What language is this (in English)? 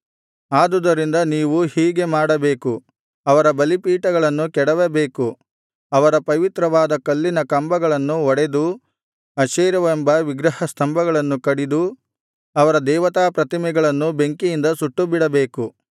Kannada